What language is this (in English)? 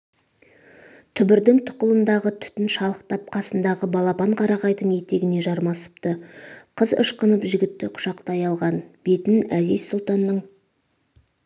Kazakh